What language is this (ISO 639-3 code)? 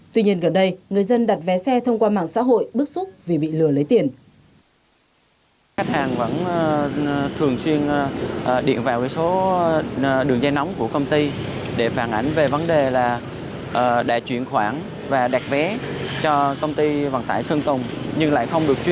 vie